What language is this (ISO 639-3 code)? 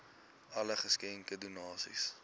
afr